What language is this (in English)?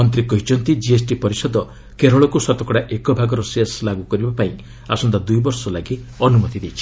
Odia